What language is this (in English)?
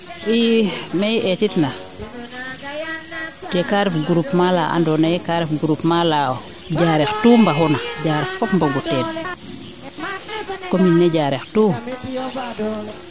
Serer